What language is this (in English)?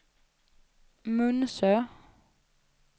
Swedish